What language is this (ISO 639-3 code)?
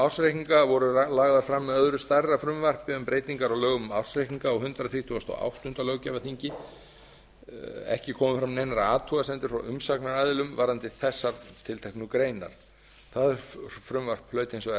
isl